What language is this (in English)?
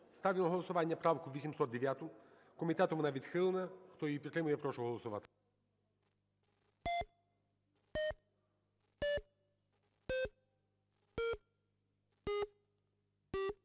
Ukrainian